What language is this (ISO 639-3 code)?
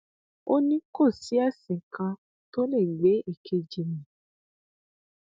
yor